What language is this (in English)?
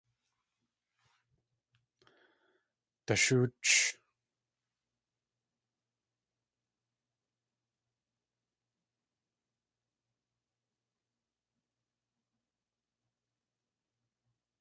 Tlingit